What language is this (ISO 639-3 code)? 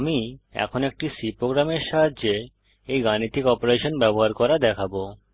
ben